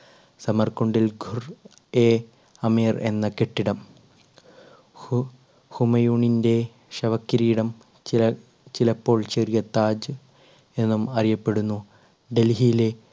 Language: Malayalam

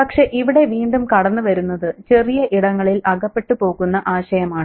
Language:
Malayalam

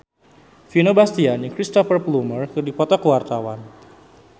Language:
Sundanese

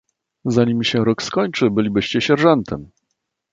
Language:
Polish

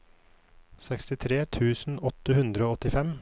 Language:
Norwegian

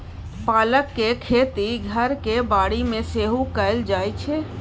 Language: Maithili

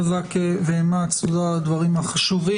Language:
Hebrew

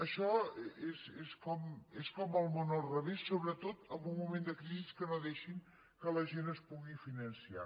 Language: Catalan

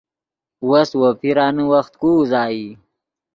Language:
Yidgha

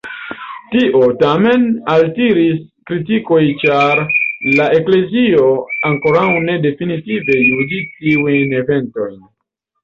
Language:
Esperanto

